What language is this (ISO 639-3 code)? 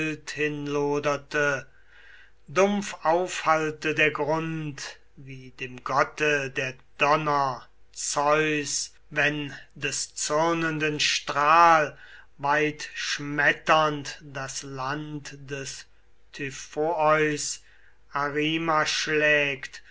deu